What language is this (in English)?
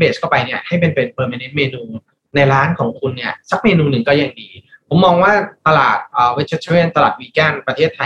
Thai